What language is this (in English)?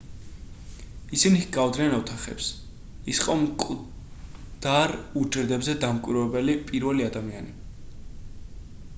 Georgian